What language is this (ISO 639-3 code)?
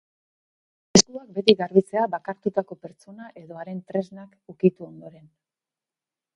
eus